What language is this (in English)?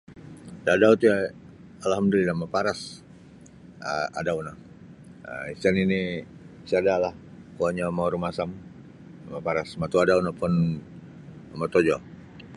Sabah Bisaya